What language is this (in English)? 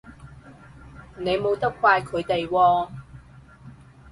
Cantonese